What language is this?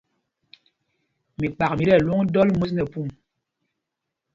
Mpumpong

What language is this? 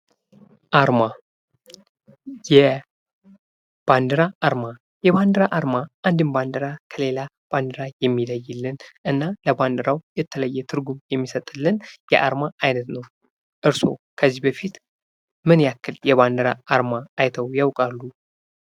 Amharic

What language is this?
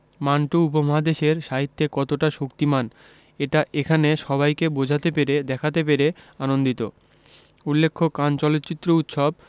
Bangla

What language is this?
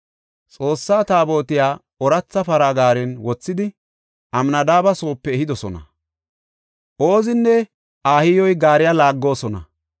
Gofa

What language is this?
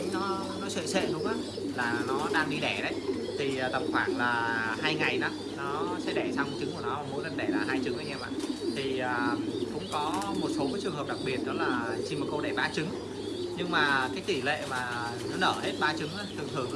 Vietnamese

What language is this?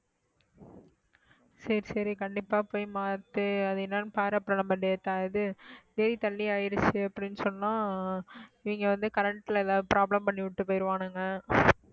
Tamil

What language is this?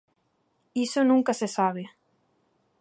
Galician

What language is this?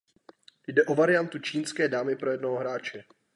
Czech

